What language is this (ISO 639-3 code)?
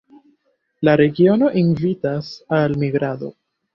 epo